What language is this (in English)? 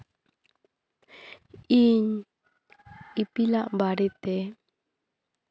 Santali